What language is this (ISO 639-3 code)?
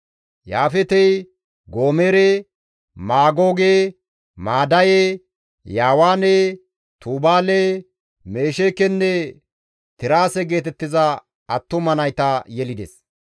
gmv